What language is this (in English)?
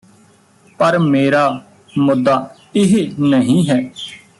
Punjabi